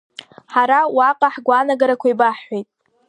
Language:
Abkhazian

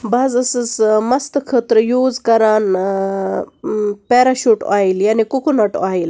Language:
Kashmiri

